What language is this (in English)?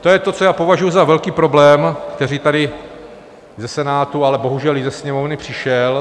Czech